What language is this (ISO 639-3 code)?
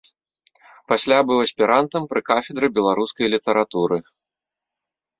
bel